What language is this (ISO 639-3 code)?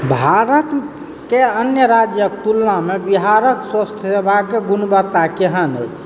mai